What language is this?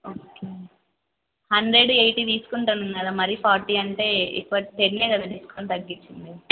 Telugu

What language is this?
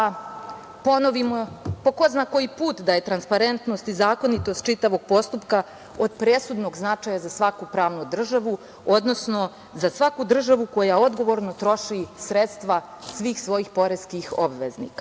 Serbian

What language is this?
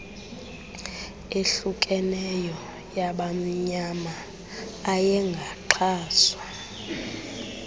Xhosa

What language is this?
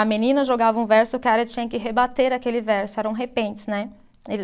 Portuguese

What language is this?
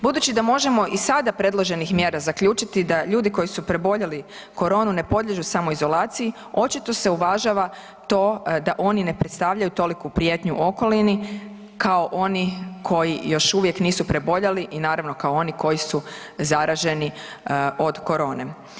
Croatian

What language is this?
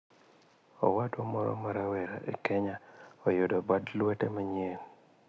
Luo (Kenya and Tanzania)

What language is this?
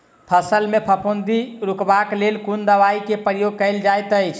Maithili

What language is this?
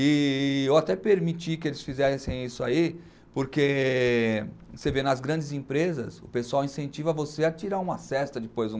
Portuguese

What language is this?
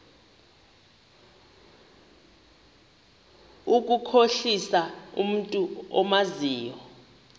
Xhosa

